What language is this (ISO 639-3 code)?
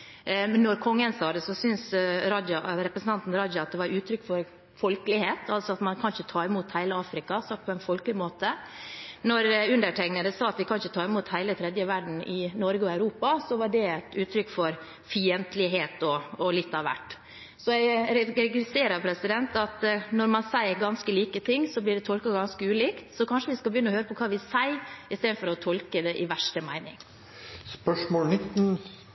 nor